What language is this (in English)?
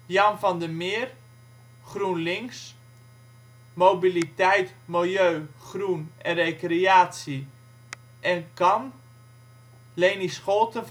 Dutch